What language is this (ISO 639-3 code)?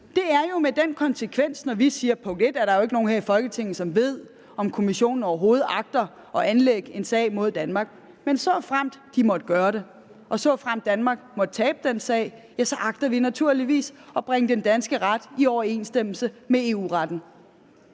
dan